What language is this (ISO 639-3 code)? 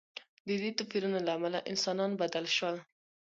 pus